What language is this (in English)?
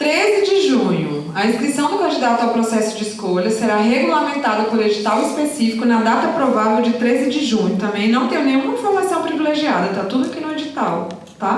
Portuguese